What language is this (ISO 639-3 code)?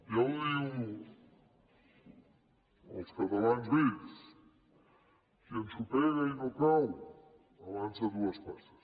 cat